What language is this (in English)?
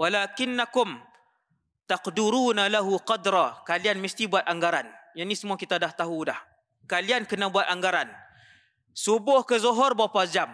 Malay